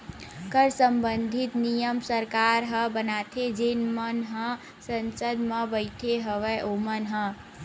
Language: Chhattisgarhi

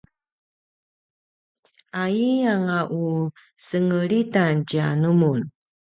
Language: Paiwan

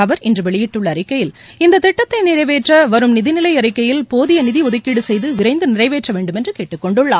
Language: Tamil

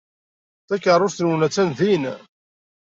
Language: Kabyle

